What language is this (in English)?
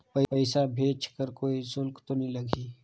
Chhattisgarhi